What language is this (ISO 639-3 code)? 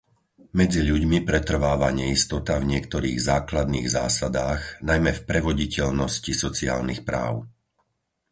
slk